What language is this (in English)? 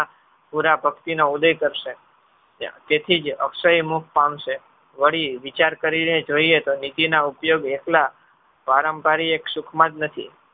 Gujarati